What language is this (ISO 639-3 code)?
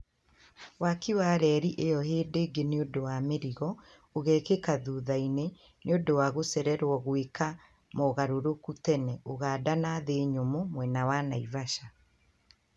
kik